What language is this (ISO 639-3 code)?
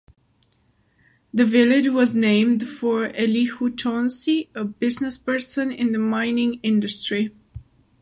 eng